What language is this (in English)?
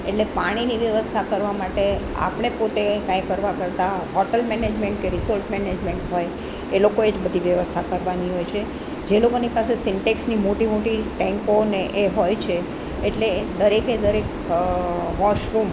Gujarati